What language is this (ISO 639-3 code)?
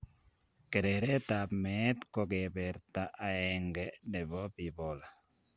kln